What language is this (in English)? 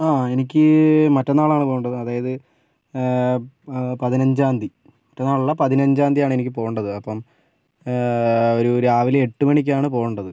Malayalam